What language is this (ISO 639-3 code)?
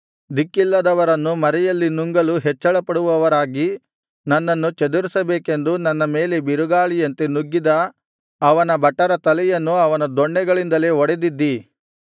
kan